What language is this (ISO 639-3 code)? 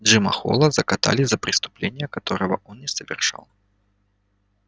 rus